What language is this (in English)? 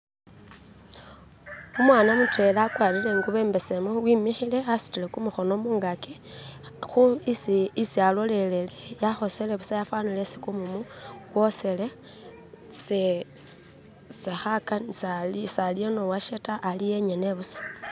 Masaaba